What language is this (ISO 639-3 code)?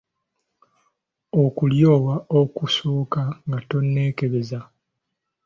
lug